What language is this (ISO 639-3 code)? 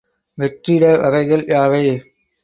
tam